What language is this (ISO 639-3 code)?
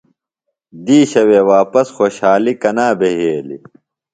phl